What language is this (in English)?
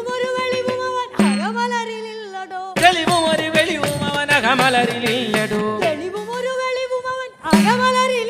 Malayalam